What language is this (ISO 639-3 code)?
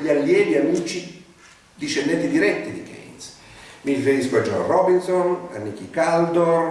ita